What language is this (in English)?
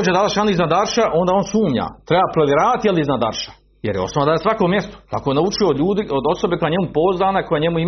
Croatian